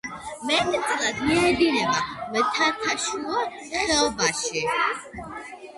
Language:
Georgian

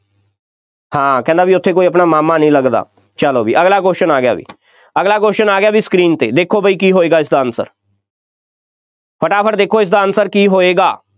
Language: Punjabi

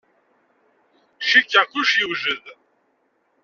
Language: Kabyle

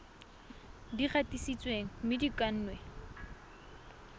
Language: Tswana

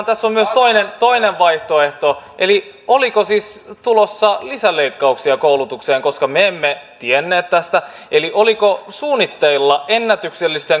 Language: Finnish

